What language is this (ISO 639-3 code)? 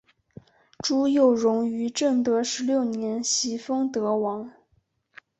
zho